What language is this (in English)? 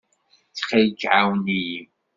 Kabyle